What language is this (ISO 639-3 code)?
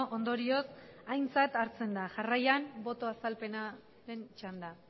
eus